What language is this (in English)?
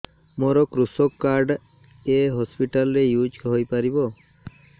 Odia